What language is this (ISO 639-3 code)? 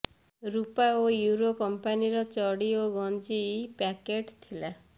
ori